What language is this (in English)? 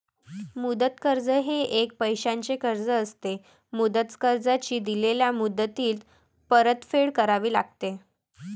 Marathi